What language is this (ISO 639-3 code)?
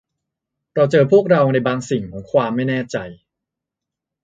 tha